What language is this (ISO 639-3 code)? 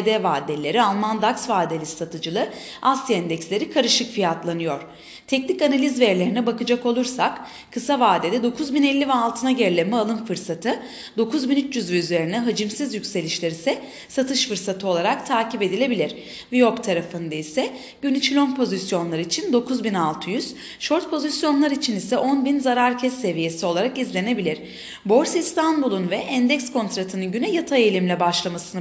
tur